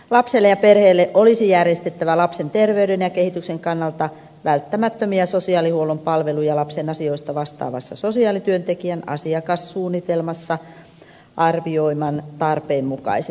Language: Finnish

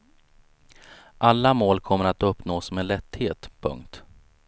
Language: Swedish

